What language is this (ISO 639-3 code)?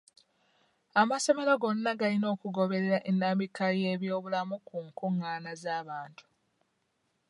lug